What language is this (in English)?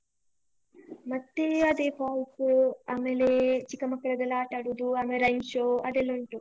Kannada